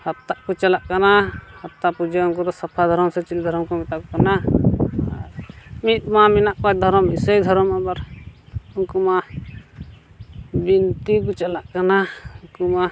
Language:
Santali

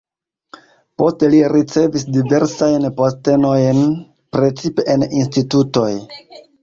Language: Esperanto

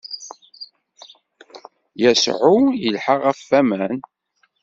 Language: Kabyle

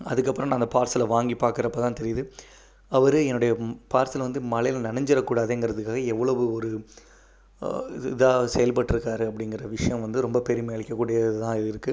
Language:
Tamil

